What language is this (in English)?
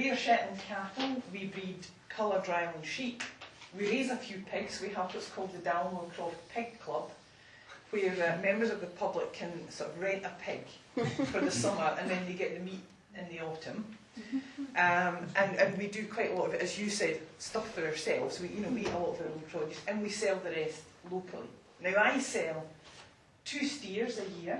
English